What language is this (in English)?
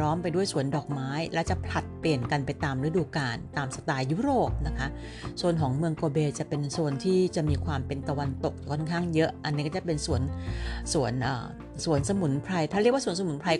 Thai